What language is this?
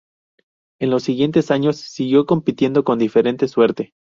Spanish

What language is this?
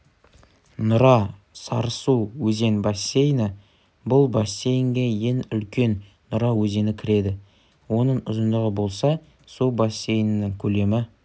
Kazakh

